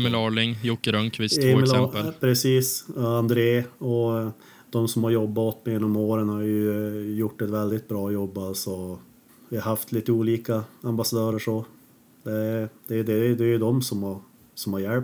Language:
Swedish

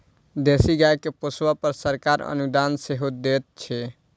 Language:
Maithili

